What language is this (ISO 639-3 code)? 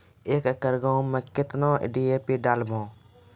mai